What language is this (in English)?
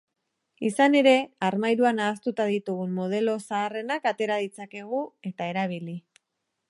Basque